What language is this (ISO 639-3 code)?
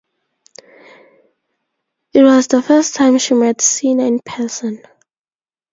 eng